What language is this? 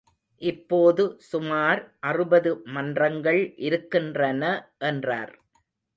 Tamil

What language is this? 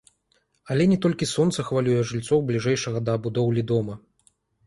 Belarusian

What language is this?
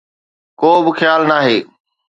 Sindhi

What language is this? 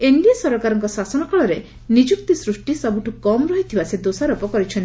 Odia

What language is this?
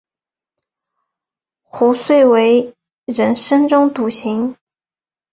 Chinese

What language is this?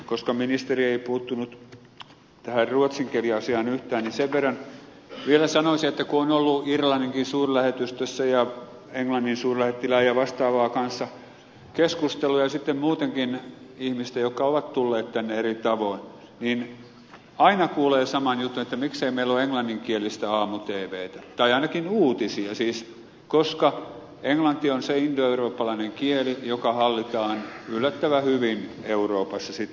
Finnish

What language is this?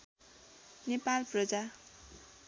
Nepali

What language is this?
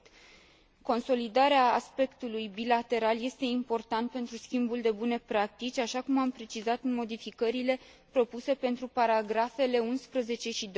Romanian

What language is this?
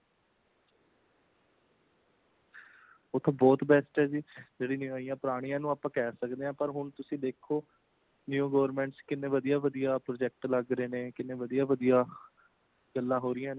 Punjabi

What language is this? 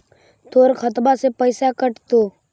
Magahi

